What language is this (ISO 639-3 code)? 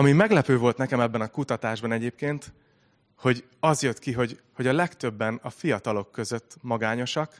hun